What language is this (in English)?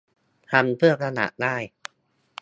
Thai